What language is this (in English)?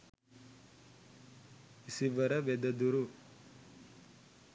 Sinhala